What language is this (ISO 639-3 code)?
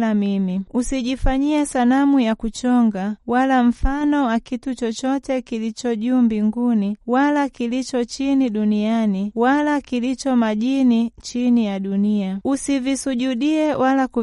swa